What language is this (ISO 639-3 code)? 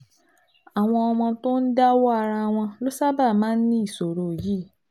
yor